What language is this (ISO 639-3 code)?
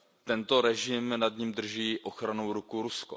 ces